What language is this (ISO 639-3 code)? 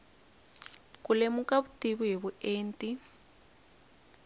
tso